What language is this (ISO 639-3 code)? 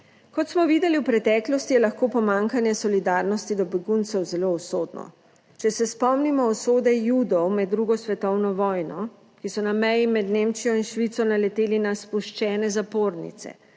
slv